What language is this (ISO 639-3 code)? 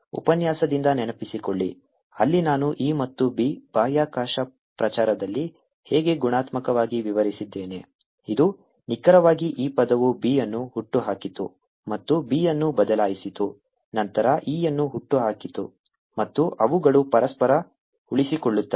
kan